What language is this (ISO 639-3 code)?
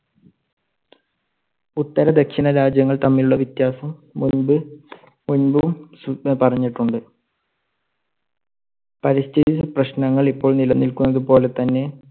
mal